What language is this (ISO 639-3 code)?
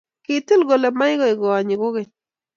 kln